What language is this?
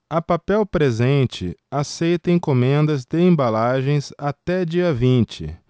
Portuguese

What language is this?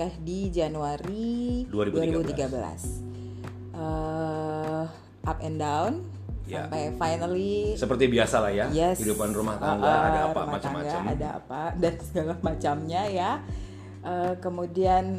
Indonesian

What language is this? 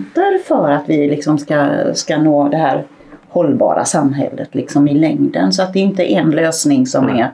Swedish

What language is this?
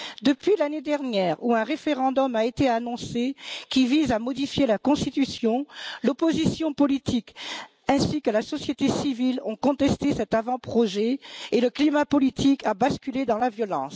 French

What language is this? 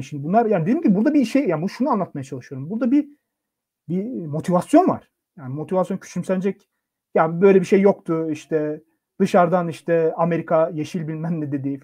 Turkish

